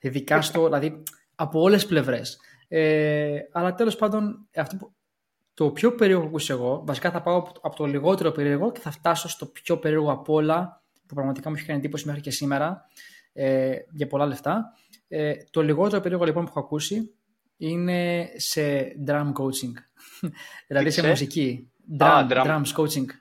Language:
Greek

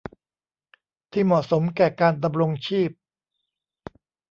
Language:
Thai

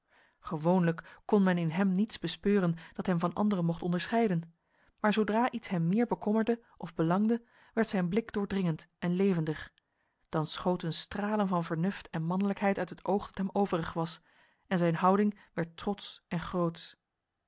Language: Dutch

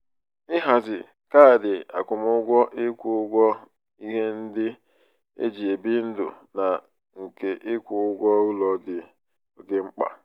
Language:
Igbo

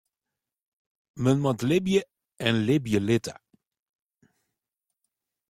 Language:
Western Frisian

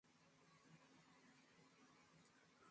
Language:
Swahili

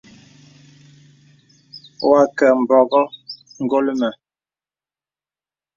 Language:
Bebele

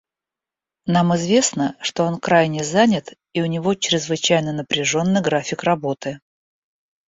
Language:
Russian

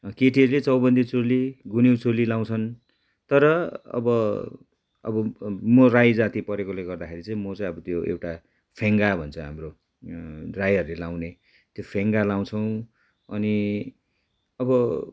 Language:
Nepali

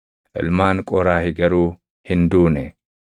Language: Oromo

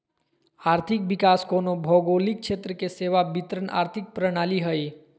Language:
Magahi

